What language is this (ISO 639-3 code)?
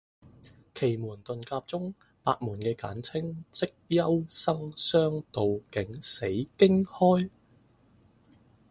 yue